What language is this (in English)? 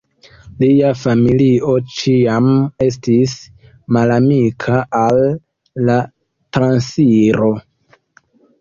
Esperanto